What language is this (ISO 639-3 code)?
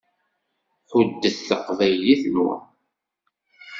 kab